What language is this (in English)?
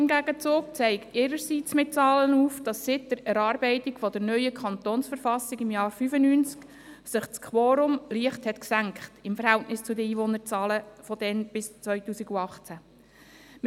Swiss German